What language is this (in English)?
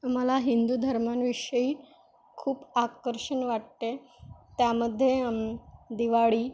Marathi